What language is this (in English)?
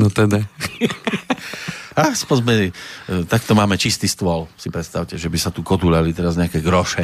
Slovak